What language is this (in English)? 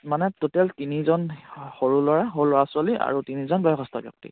Assamese